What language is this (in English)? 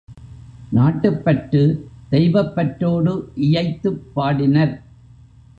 Tamil